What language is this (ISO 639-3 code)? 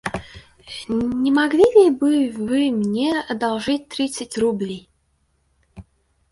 rus